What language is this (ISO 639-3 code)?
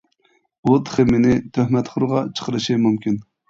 uig